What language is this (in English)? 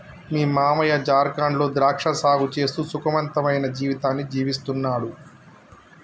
Telugu